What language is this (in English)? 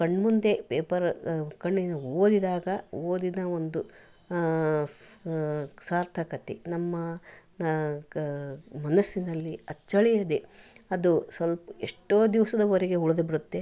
Kannada